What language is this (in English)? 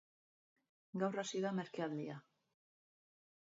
Basque